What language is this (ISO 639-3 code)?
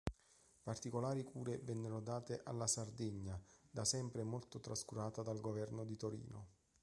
ita